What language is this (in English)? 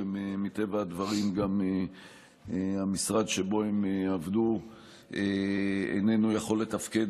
Hebrew